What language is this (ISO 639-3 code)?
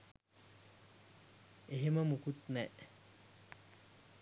sin